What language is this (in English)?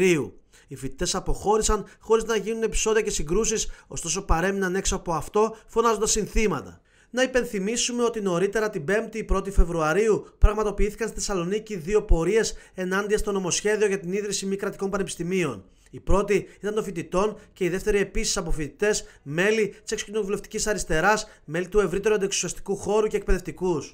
Greek